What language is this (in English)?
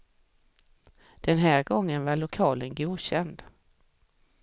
Swedish